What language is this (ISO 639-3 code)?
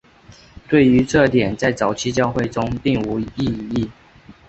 zho